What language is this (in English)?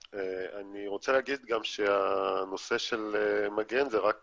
Hebrew